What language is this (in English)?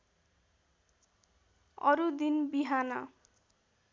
Nepali